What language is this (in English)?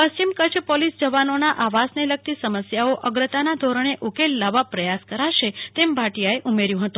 Gujarati